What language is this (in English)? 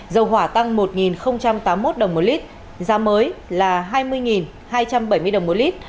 Vietnamese